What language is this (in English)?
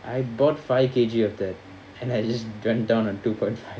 English